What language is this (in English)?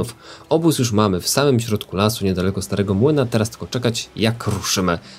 Polish